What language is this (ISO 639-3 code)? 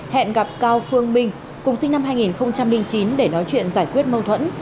vie